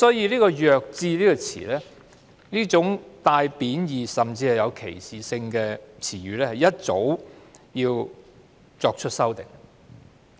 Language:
Cantonese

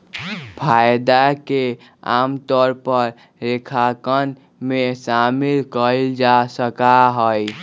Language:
Magahi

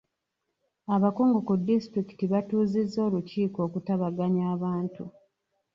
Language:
Ganda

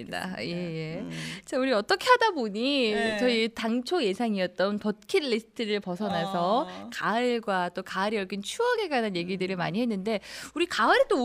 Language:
Korean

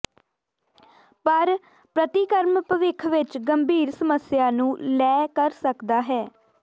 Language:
Punjabi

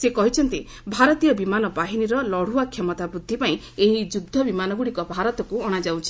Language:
Odia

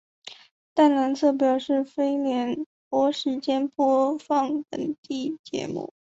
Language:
Chinese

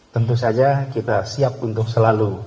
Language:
Indonesian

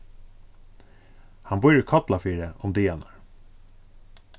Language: Faroese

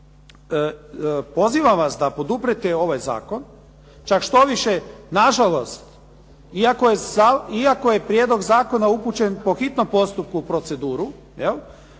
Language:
Croatian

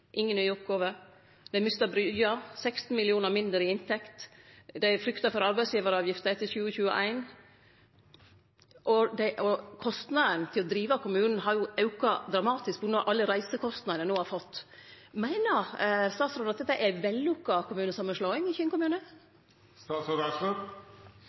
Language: Norwegian Nynorsk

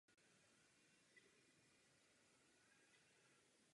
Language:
Czech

